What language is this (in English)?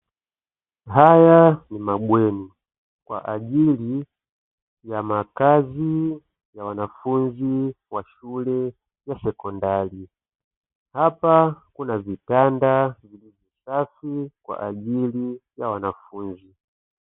Swahili